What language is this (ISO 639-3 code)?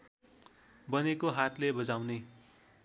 nep